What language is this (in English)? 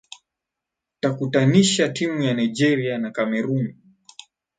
Swahili